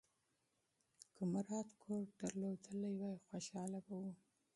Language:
Pashto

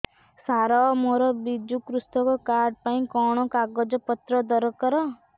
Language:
Odia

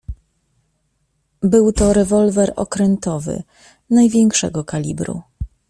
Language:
Polish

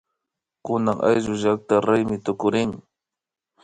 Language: Imbabura Highland Quichua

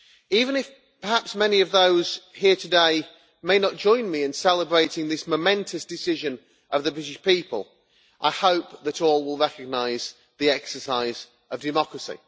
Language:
English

